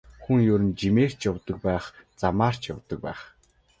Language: Mongolian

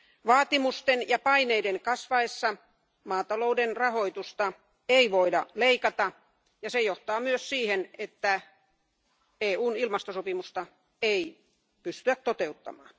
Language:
Finnish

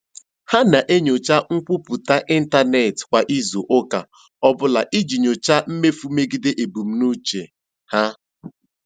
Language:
Igbo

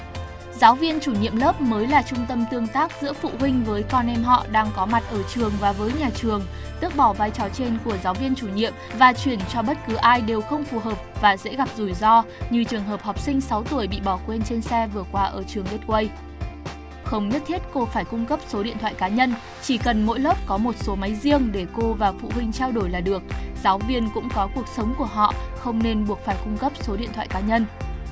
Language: Vietnamese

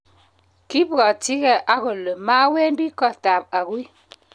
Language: Kalenjin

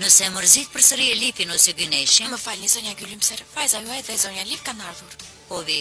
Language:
Romanian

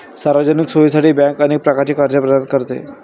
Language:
Marathi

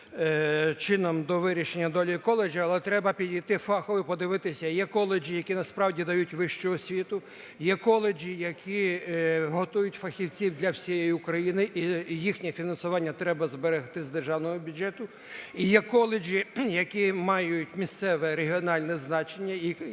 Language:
Ukrainian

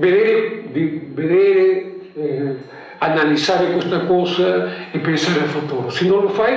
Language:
Italian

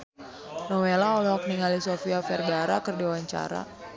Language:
Sundanese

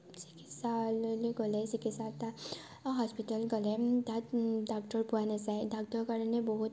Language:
Assamese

